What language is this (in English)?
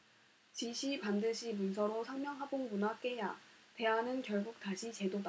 Korean